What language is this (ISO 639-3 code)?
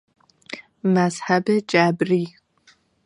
fas